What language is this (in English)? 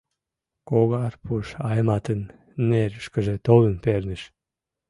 Mari